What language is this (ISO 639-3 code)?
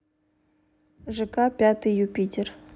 rus